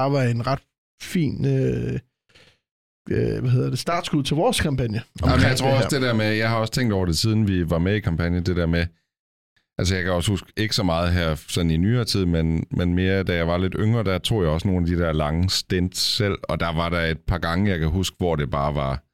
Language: Danish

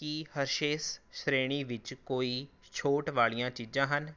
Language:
Punjabi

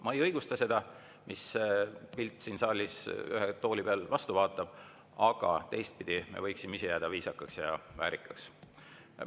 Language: Estonian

